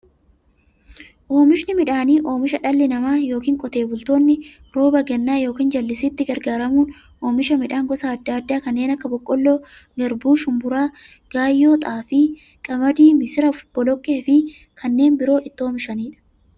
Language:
Oromo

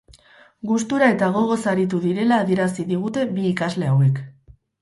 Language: Basque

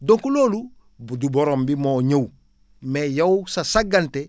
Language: Wolof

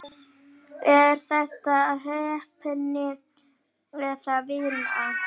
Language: Icelandic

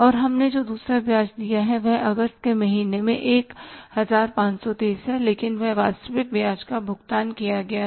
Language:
Hindi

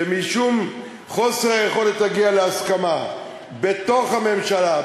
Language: Hebrew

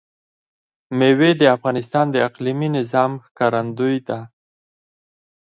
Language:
Pashto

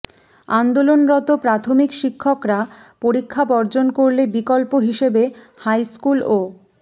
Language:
Bangla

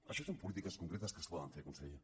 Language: Catalan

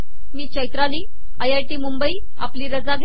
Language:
Marathi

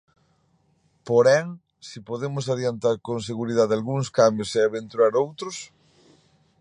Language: Galician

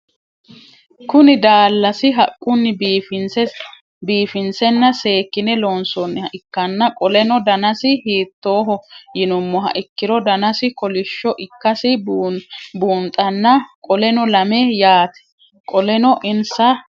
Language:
Sidamo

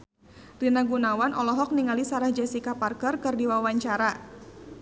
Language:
Sundanese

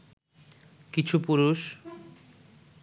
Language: Bangla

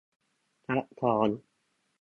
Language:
Thai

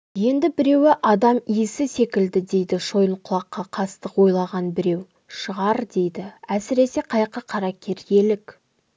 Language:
Kazakh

